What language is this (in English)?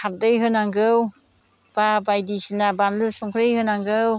Bodo